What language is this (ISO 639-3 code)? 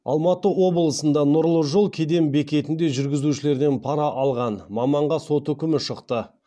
kaz